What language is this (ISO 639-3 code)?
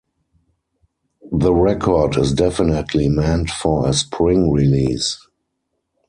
eng